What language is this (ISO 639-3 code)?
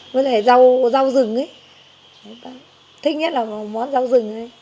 vie